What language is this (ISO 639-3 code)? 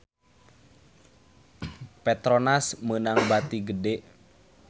sun